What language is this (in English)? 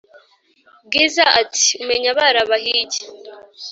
Kinyarwanda